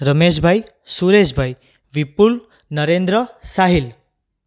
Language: Gujarati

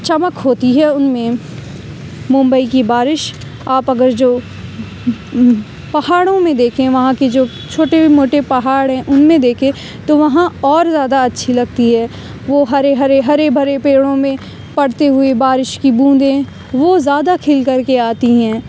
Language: Urdu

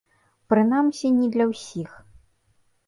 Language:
Belarusian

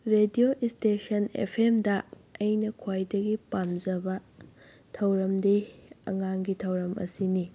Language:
Manipuri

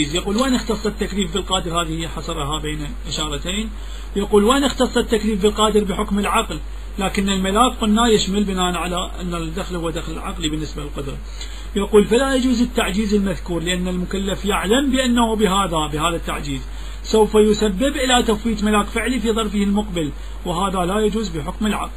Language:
Arabic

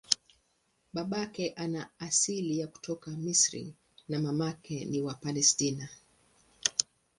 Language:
Swahili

